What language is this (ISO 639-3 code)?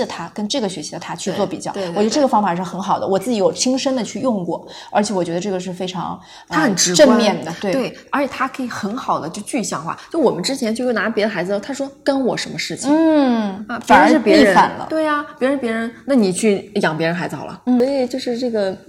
zho